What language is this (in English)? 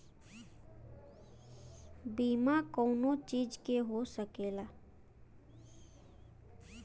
Bhojpuri